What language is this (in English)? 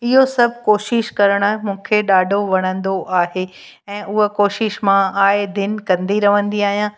Sindhi